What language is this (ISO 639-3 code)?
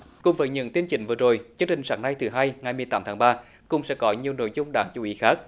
vie